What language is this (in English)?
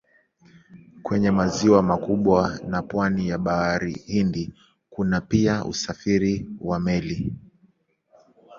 Swahili